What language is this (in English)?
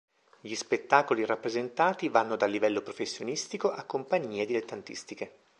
Italian